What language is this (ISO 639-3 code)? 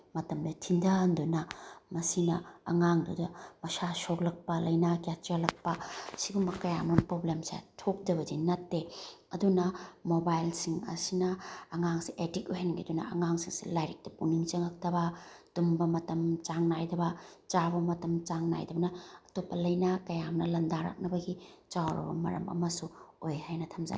mni